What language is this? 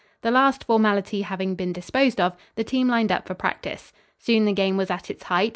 English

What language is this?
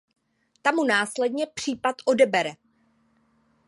Czech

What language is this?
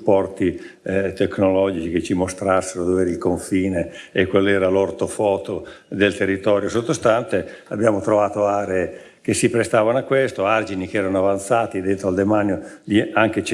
Italian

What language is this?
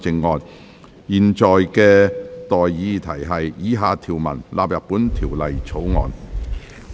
Cantonese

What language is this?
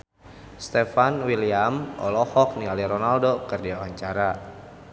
Sundanese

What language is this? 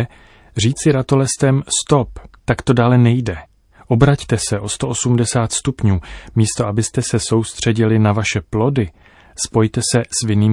Czech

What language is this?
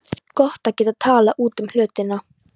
Icelandic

